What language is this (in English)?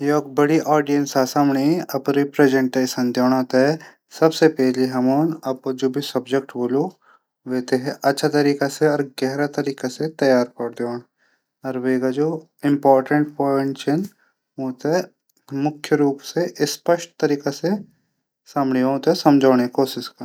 Garhwali